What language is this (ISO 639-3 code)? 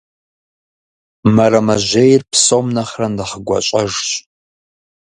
kbd